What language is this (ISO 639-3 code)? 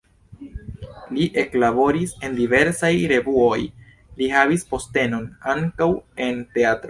epo